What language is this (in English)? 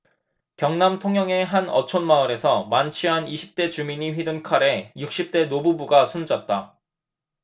Korean